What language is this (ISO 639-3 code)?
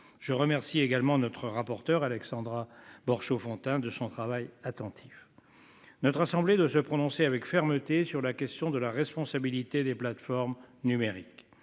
fra